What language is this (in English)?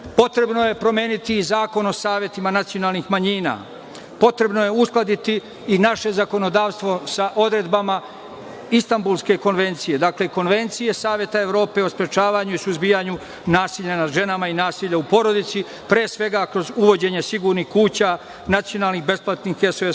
Serbian